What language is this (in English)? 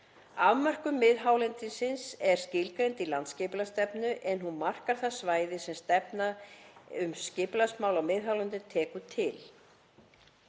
Icelandic